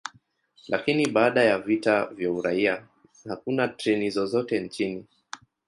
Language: Swahili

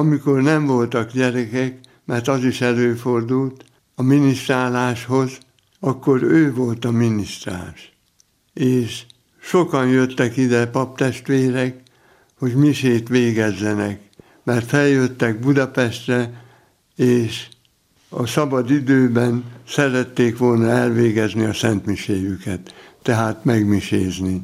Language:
Hungarian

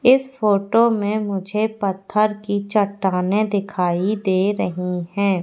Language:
Hindi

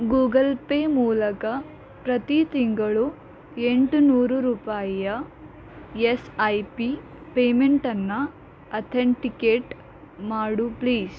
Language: Kannada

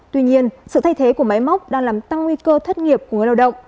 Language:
Vietnamese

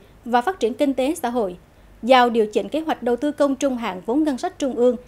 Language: Vietnamese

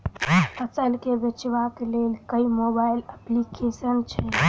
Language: Maithili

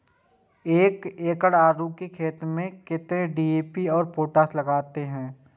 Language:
Maithili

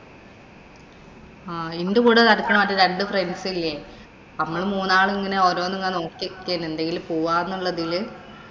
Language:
Malayalam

